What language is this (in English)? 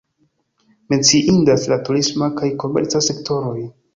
Esperanto